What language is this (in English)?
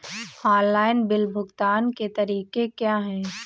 Hindi